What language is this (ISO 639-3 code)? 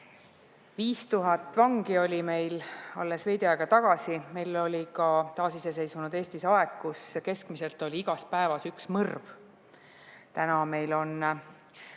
est